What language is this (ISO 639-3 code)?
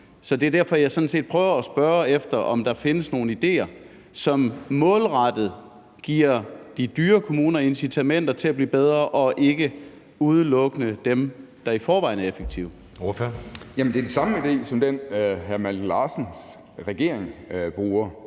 dan